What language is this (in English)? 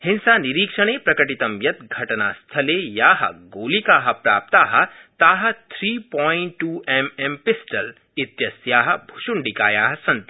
Sanskrit